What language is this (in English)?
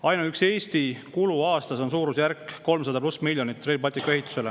Estonian